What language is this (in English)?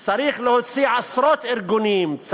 Hebrew